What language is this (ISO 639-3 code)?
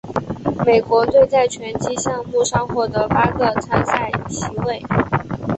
zho